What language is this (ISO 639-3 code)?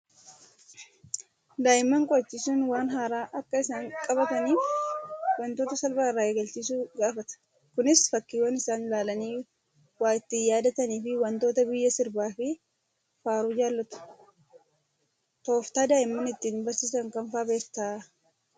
orm